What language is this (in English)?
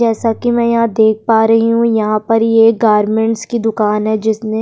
Hindi